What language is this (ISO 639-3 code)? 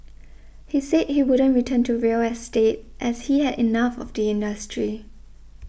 eng